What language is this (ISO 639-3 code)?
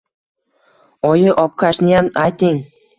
uzb